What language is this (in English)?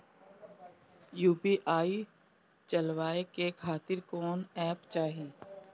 Bhojpuri